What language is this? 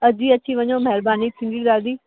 Sindhi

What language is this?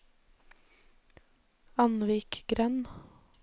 Norwegian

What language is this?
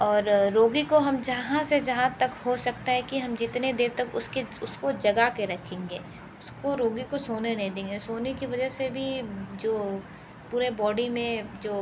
Hindi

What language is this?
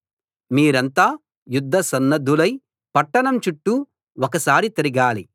Telugu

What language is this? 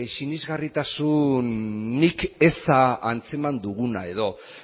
Basque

